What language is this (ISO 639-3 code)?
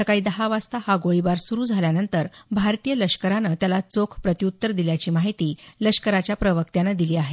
mar